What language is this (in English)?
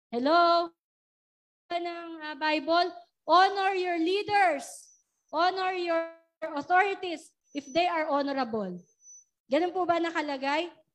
Filipino